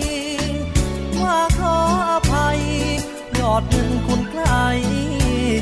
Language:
Thai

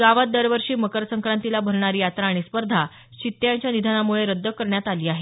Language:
Marathi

